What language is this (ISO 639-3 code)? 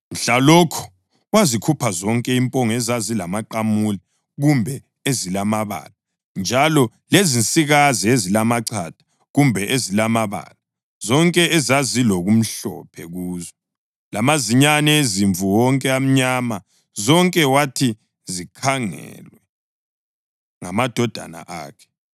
nde